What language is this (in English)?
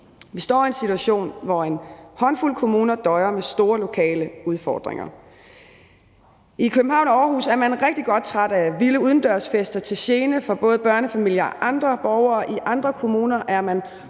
Danish